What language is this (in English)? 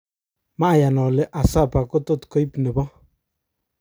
Kalenjin